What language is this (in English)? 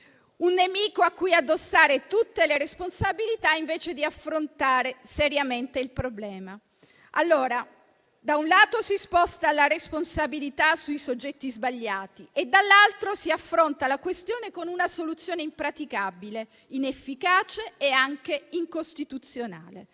Italian